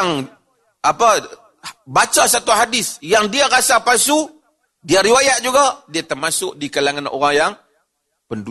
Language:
Malay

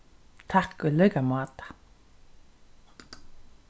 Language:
Faroese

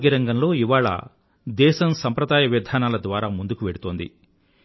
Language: Telugu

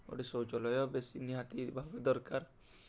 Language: Odia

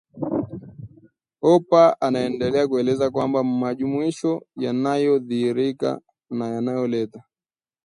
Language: Swahili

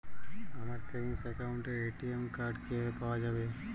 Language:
Bangla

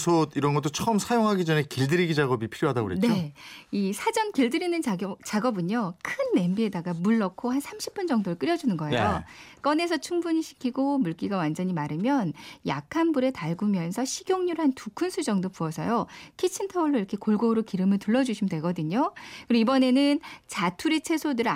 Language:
Korean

